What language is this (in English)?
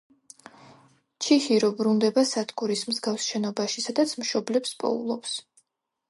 Georgian